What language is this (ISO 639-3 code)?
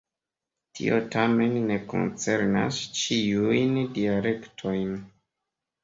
epo